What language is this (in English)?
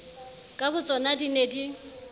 Southern Sotho